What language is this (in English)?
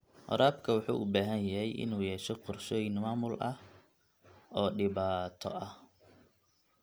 Somali